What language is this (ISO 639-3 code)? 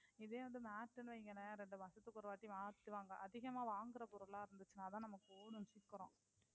tam